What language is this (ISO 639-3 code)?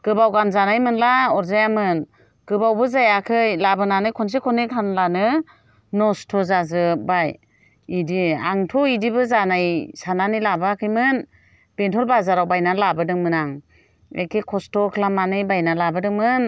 brx